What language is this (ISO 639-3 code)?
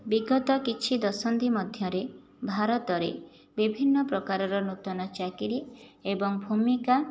ori